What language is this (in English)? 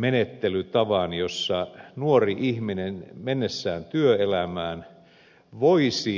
Finnish